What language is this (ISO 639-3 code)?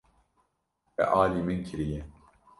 kur